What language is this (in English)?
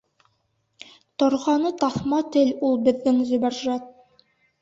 Bashkir